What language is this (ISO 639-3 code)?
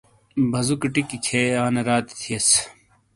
scl